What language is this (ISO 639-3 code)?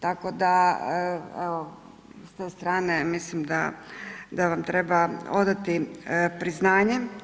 hrv